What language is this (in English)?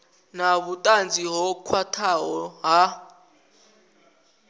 Venda